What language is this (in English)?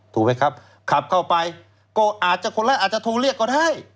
Thai